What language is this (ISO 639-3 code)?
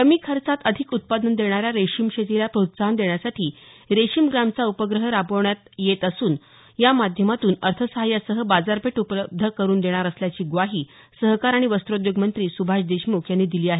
mar